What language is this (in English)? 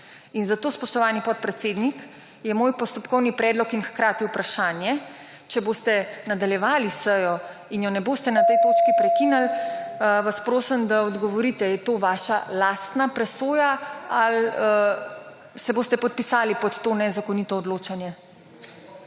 Slovenian